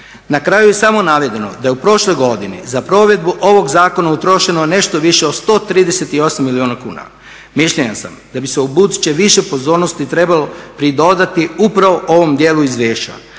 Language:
Croatian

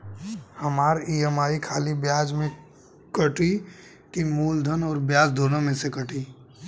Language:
Bhojpuri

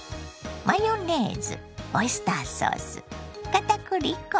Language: Japanese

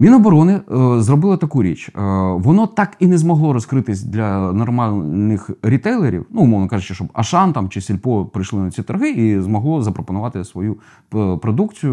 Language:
Ukrainian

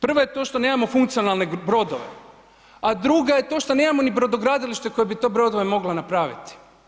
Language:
Croatian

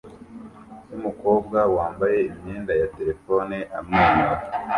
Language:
Kinyarwanda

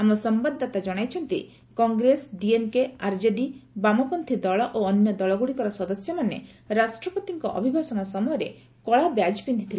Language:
Odia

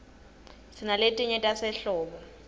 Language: Swati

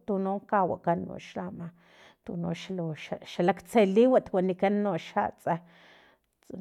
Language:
Filomena Mata-Coahuitlán Totonac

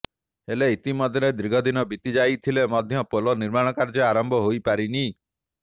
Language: Odia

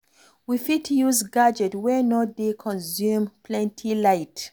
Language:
Nigerian Pidgin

